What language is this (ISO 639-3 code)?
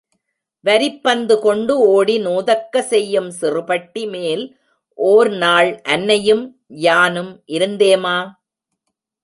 tam